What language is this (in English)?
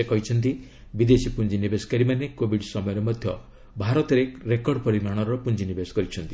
Odia